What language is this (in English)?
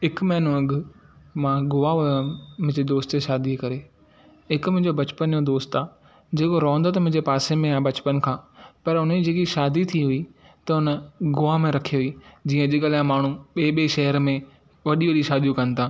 Sindhi